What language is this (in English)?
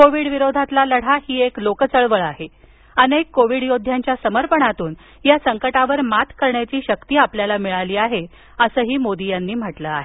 Marathi